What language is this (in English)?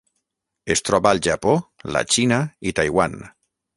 Catalan